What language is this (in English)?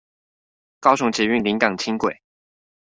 Chinese